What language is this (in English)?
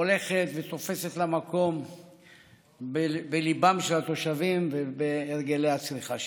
Hebrew